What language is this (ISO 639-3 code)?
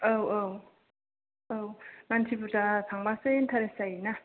brx